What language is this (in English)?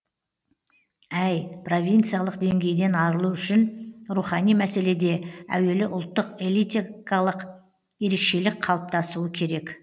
Kazakh